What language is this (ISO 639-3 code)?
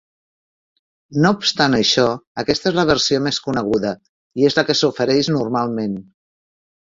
cat